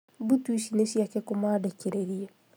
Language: Kikuyu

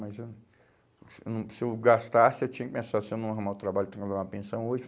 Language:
Portuguese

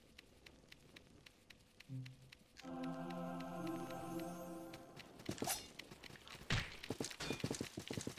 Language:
Italian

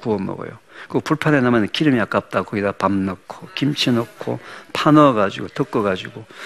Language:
Korean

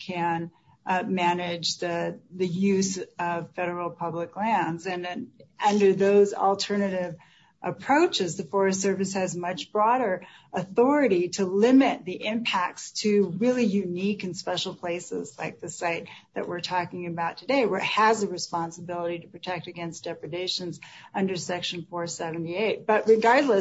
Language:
English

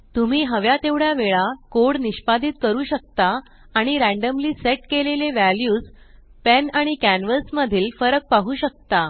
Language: Marathi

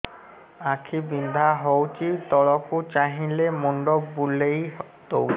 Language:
Odia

